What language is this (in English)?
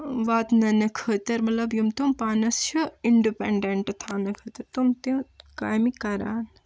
Kashmiri